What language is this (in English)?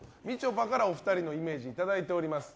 Japanese